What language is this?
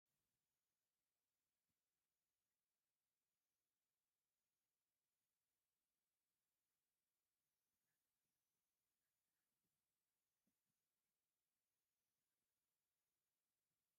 Tigrinya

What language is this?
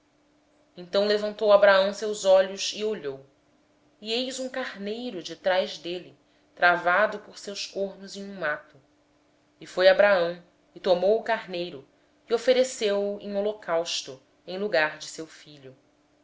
Portuguese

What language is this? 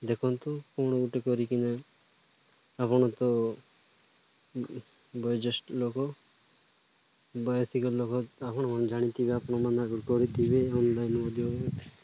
Odia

